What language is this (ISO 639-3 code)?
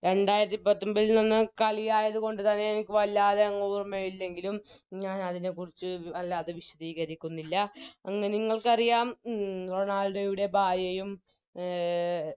mal